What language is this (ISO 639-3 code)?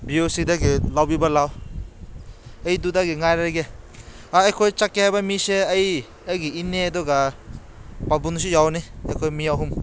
mni